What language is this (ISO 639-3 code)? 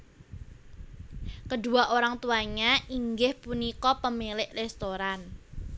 jav